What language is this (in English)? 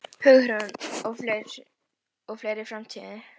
Icelandic